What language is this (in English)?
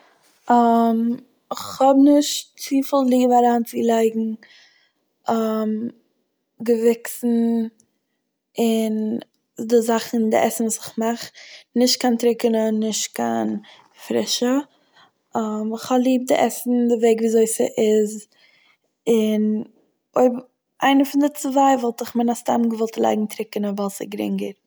Yiddish